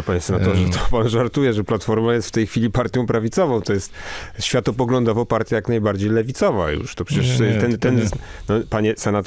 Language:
Polish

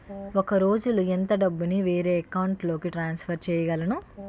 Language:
Telugu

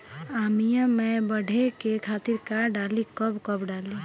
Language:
Bhojpuri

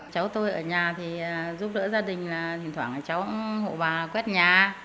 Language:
Vietnamese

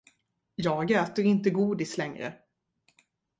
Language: Swedish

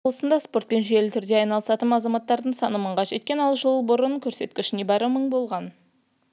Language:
Kazakh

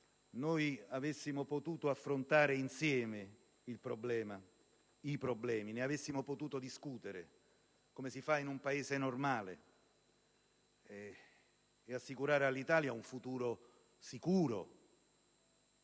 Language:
Italian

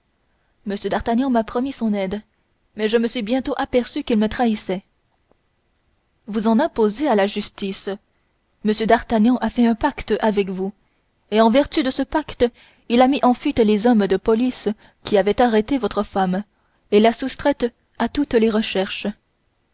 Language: French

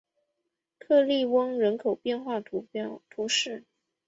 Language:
Chinese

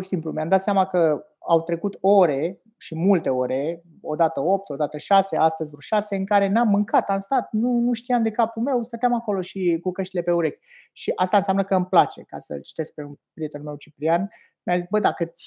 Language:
Romanian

